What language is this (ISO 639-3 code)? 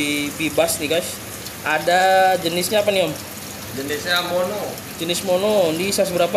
ind